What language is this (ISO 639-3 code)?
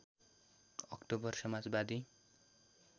nep